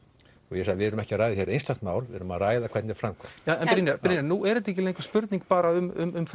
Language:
Icelandic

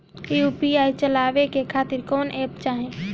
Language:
Bhojpuri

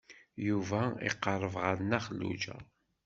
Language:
Kabyle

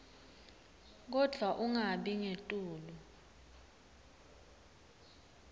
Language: Swati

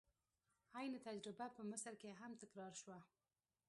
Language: Pashto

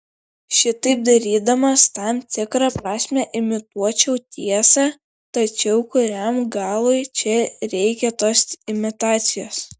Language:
Lithuanian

